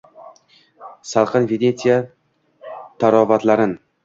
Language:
Uzbek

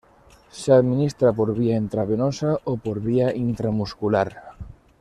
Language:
Spanish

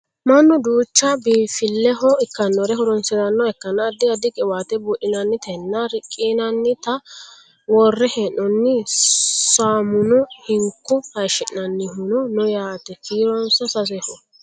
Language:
Sidamo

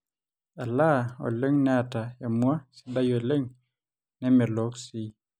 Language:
Masai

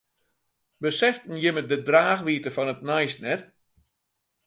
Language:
Western Frisian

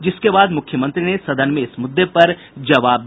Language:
Hindi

